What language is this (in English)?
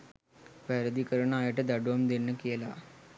Sinhala